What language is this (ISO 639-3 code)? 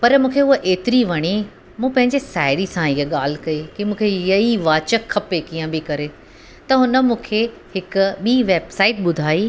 snd